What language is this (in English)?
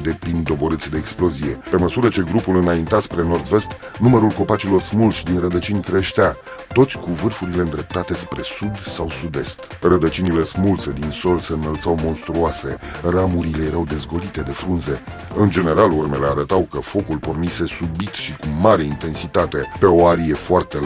Romanian